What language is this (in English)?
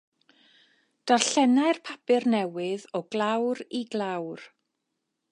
Welsh